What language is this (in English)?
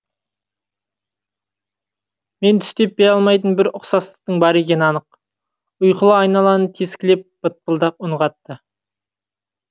Kazakh